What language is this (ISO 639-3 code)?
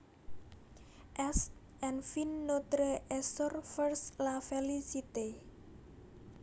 jav